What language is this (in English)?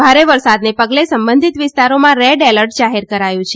Gujarati